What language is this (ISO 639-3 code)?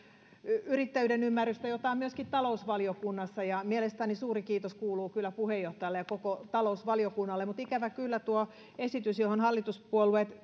fin